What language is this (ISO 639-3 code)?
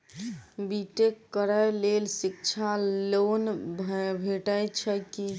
mai